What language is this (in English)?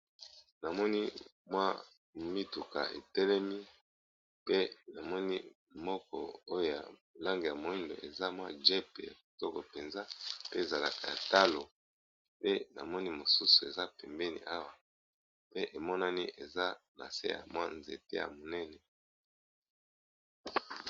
Lingala